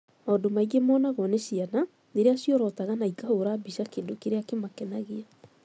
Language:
Kikuyu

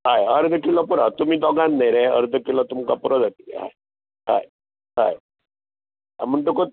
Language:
Konkani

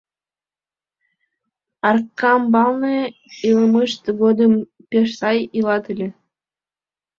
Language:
Mari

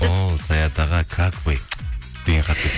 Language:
Kazakh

